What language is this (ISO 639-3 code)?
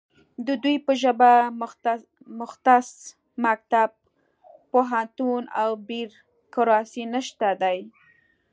pus